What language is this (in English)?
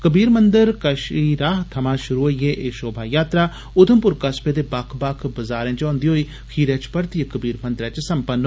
Dogri